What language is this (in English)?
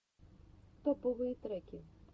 Russian